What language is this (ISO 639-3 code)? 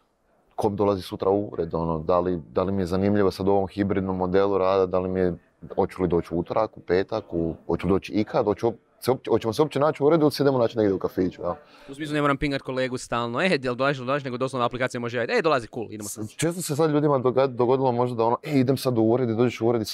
hrv